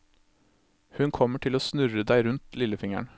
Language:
Norwegian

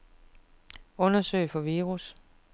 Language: Danish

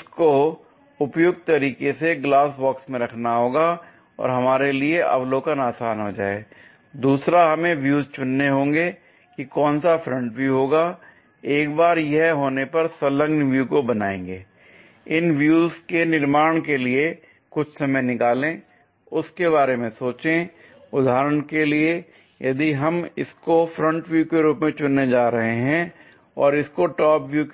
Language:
Hindi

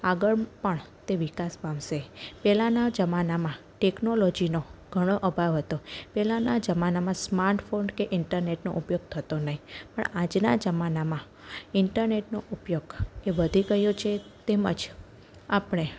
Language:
Gujarati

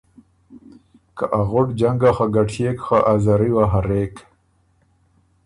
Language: Ormuri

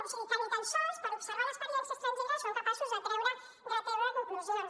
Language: Catalan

